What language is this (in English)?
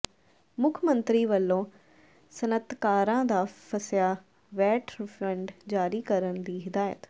Punjabi